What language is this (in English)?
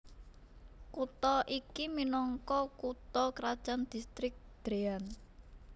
Javanese